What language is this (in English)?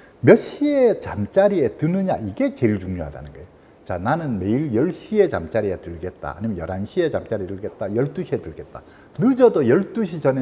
Korean